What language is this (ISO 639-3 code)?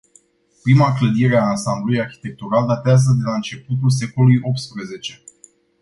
ron